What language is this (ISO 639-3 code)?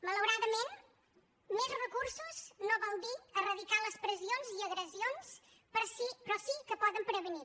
cat